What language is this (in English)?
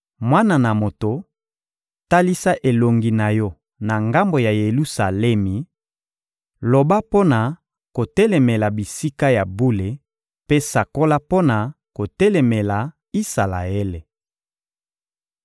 Lingala